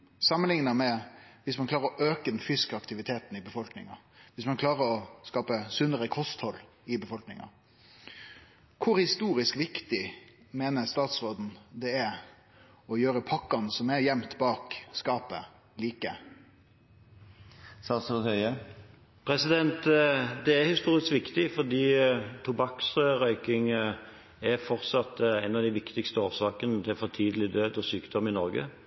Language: Norwegian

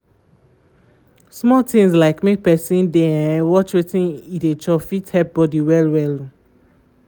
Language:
Nigerian Pidgin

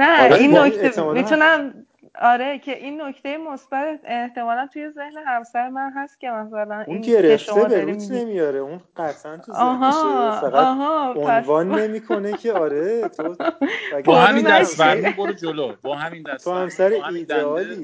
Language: Persian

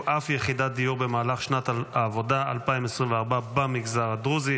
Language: Hebrew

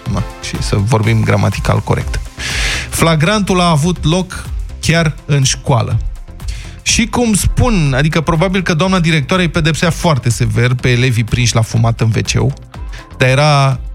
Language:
Romanian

